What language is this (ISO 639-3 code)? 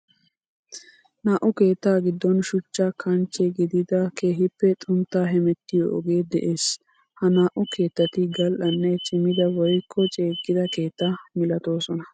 wal